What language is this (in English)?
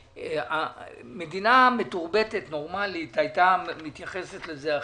Hebrew